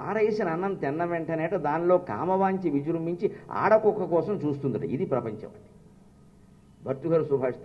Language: Arabic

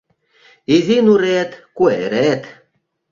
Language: Mari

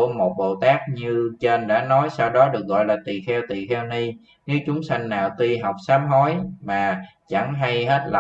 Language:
Vietnamese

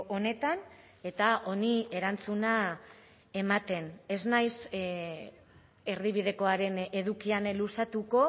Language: Basque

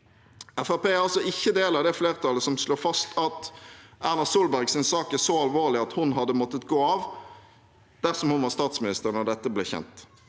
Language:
Norwegian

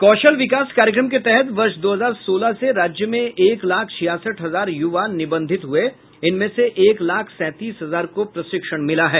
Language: Hindi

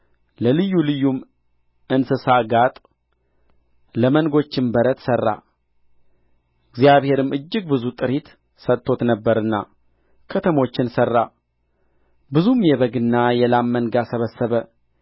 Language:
Amharic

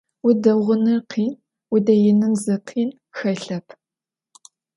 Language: Adyghe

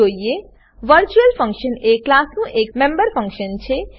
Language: Gujarati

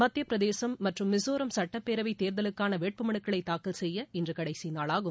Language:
Tamil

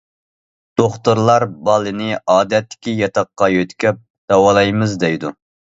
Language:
Uyghur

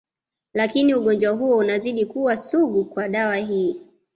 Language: Swahili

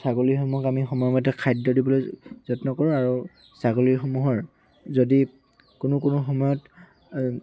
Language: Assamese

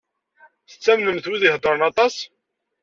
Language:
Kabyle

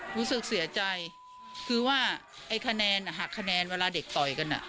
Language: Thai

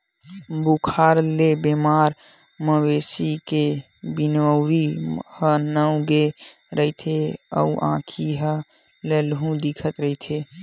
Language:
Chhattisgarhi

